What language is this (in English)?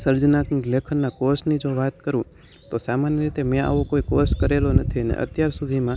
Gujarati